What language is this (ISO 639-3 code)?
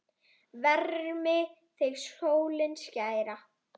isl